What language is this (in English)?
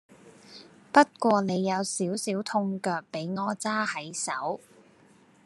Cantonese